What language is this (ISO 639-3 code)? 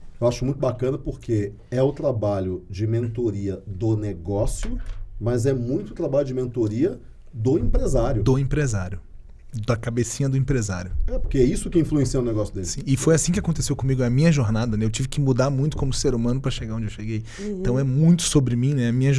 por